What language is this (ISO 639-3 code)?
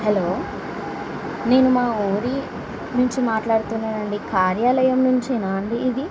tel